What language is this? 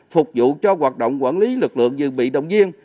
Vietnamese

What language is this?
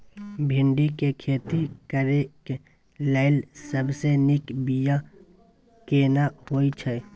Maithili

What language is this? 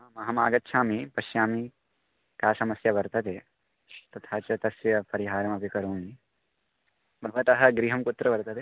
Sanskrit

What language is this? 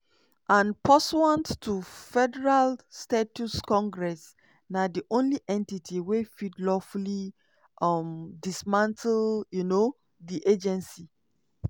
Nigerian Pidgin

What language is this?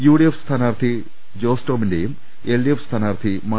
Malayalam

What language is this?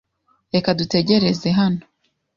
Kinyarwanda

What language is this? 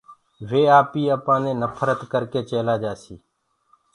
Gurgula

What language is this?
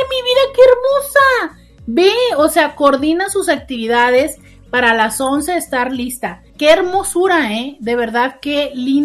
Spanish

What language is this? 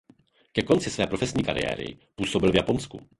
Czech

